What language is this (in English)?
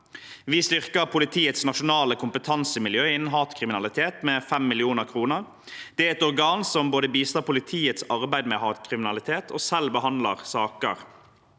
Norwegian